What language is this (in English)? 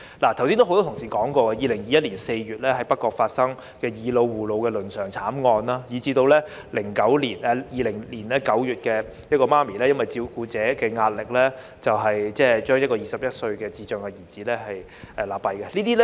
Cantonese